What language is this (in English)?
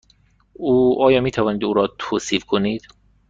Persian